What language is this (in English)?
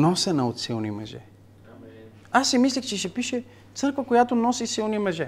Bulgarian